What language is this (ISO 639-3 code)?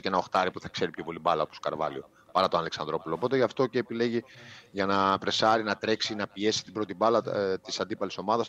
ell